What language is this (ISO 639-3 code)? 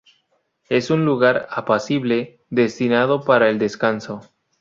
spa